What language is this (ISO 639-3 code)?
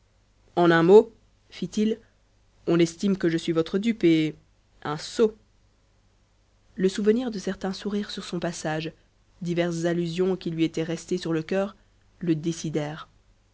fra